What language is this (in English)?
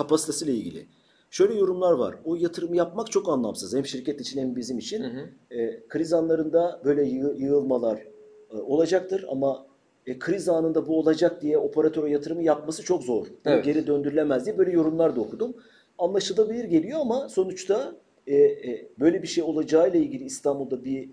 Turkish